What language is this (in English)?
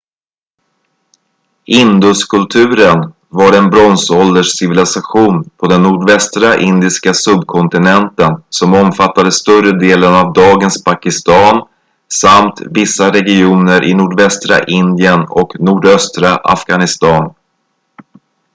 Swedish